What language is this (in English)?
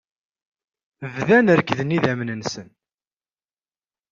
Kabyle